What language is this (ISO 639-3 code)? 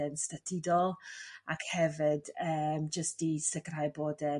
cym